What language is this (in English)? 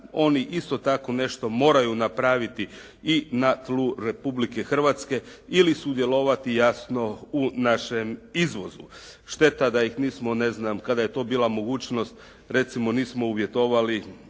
Croatian